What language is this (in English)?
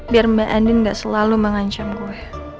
Indonesian